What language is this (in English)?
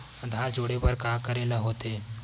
Chhattisgarhi